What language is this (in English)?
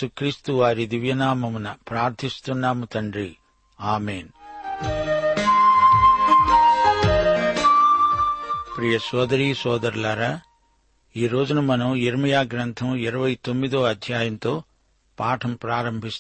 Telugu